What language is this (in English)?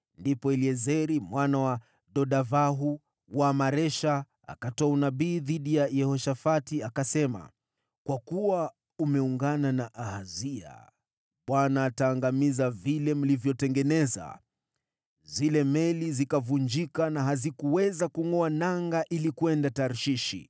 Swahili